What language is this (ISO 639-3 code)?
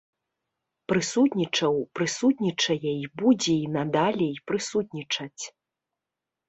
bel